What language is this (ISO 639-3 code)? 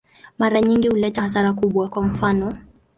swa